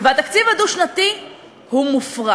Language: Hebrew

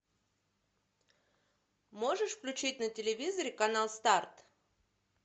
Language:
Russian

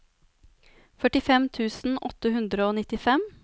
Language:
Norwegian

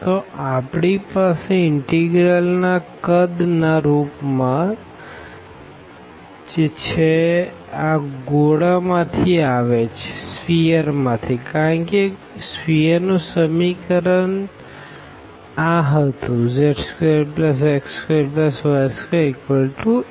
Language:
Gujarati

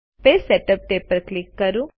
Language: Gujarati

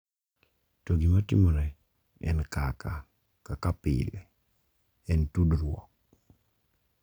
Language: Luo (Kenya and Tanzania)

